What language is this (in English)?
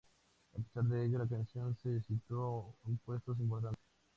Spanish